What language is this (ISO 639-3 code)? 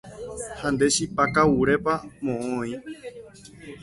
grn